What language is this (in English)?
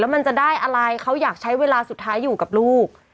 Thai